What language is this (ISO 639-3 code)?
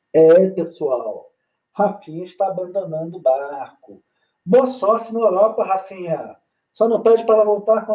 por